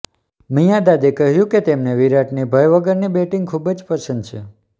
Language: Gujarati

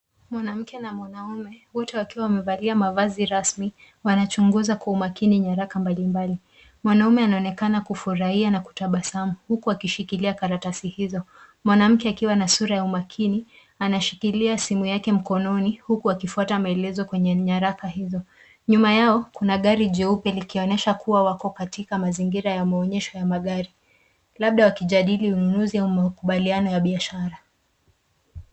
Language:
Swahili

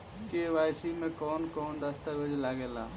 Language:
Bhojpuri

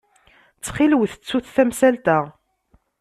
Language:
Kabyle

